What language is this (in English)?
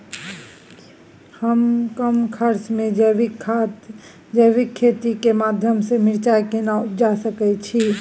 Maithili